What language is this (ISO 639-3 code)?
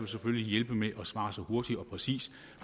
dan